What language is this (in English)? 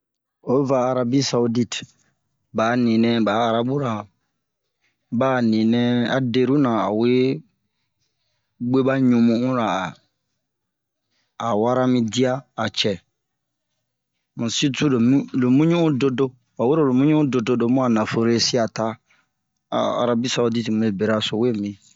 Bomu